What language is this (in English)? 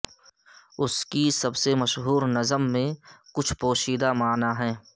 Urdu